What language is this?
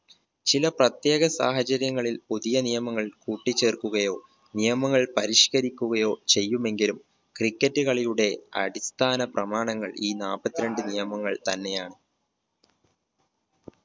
Malayalam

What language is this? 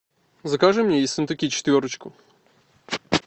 Russian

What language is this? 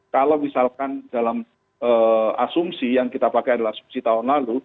Indonesian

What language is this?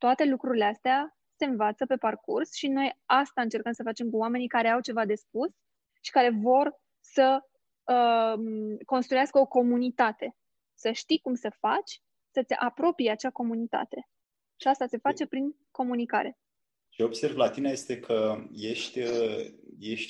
Romanian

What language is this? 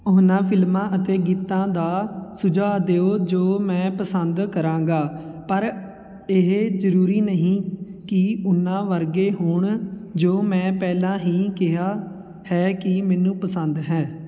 Punjabi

